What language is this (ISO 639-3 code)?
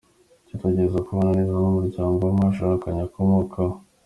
kin